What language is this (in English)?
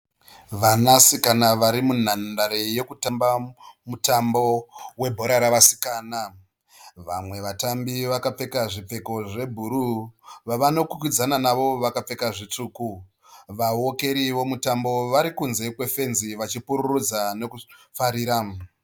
Shona